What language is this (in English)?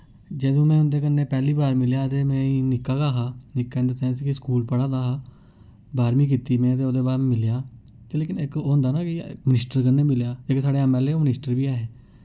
Dogri